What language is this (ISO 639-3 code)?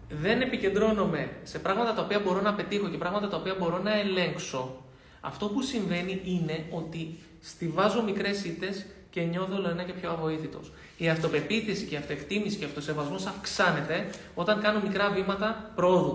ell